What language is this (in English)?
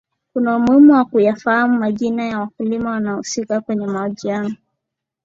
Swahili